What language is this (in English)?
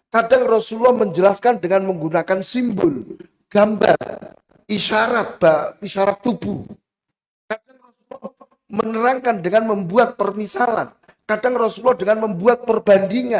Indonesian